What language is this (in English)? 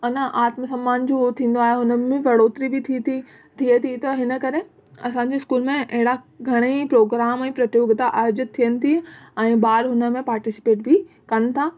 Sindhi